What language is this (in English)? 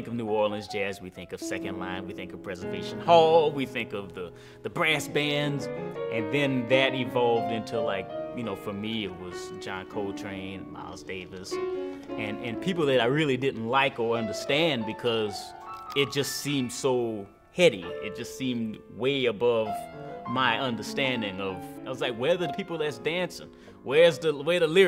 English